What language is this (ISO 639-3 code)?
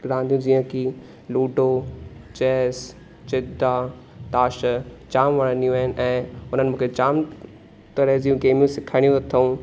snd